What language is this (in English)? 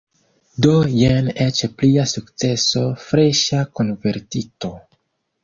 Esperanto